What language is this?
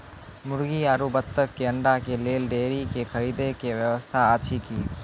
Maithili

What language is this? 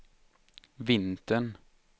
Swedish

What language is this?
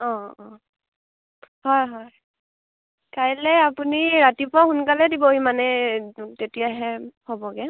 Assamese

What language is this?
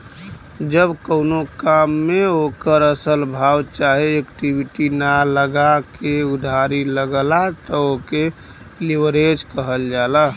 Bhojpuri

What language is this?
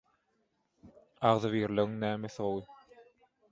Turkmen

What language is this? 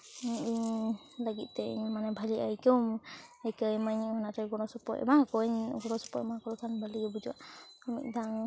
Santali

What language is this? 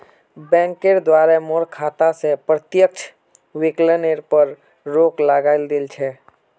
Magahi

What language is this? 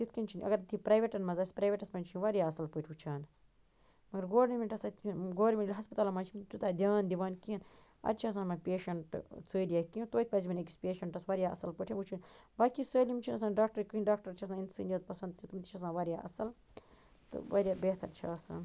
Kashmiri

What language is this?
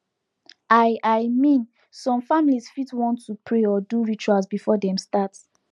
Nigerian Pidgin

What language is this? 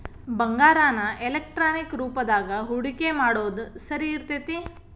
Kannada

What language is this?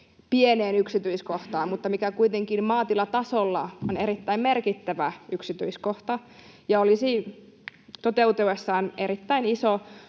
Finnish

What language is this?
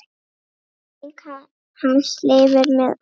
Icelandic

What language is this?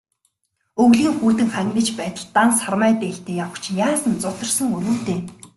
Mongolian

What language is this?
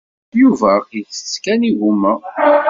Kabyle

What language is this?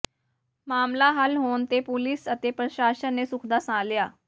Punjabi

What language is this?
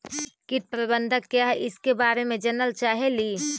Magahi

